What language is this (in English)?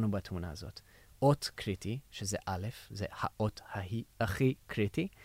Hebrew